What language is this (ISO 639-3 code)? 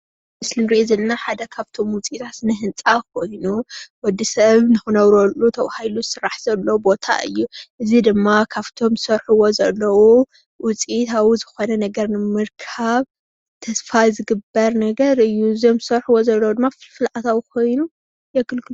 tir